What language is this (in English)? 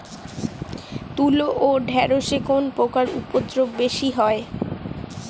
Bangla